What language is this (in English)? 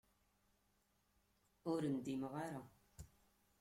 Kabyle